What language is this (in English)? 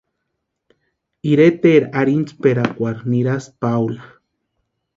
Western Highland Purepecha